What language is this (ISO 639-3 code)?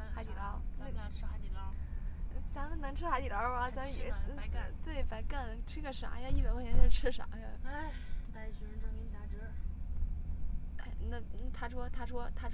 zho